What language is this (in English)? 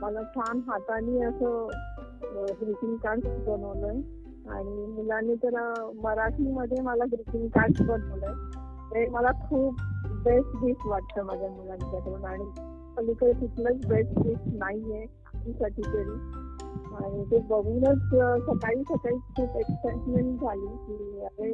Marathi